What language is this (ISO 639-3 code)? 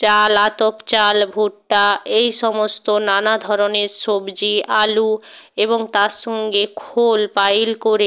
ben